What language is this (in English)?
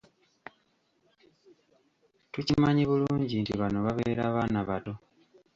Ganda